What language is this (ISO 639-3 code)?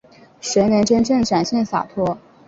zho